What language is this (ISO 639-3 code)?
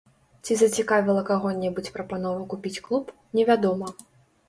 bel